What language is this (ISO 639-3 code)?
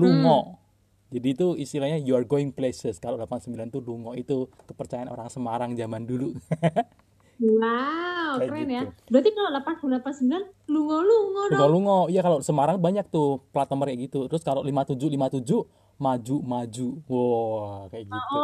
ind